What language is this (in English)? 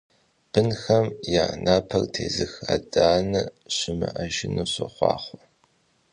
Kabardian